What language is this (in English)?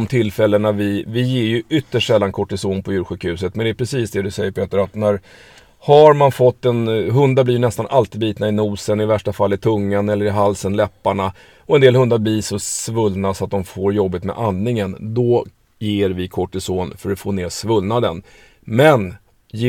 Swedish